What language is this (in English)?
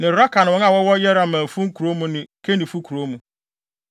Akan